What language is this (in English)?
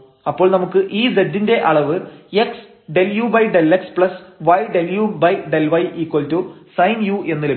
Malayalam